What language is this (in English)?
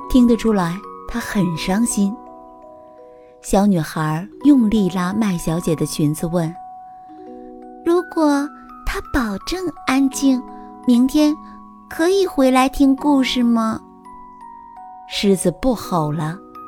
Chinese